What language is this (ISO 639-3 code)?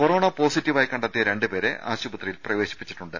mal